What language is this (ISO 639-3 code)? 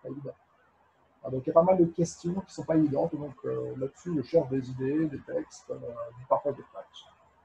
fra